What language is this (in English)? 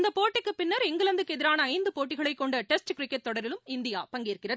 Tamil